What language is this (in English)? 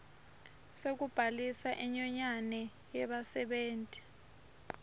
Swati